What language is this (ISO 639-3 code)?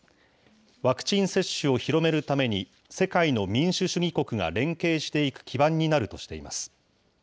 jpn